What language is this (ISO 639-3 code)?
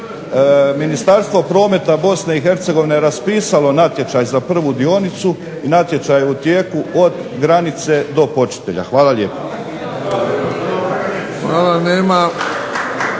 hrv